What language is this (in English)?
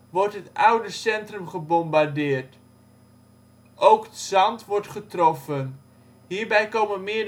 Dutch